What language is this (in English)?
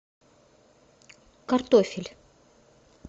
Russian